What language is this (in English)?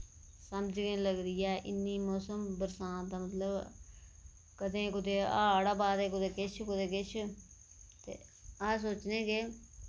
Dogri